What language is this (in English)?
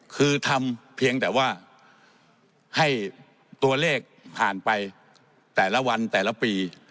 Thai